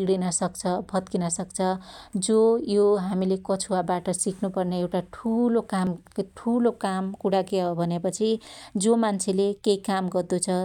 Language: Dotyali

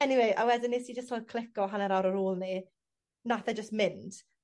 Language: Welsh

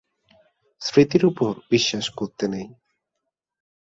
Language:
Bangla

